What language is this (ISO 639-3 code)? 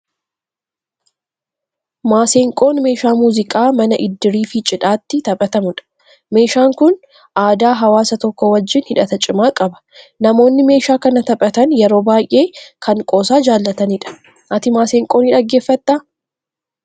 orm